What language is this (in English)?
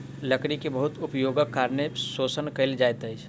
Maithili